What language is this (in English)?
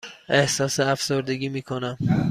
Persian